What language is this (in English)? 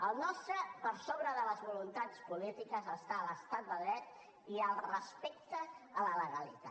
Catalan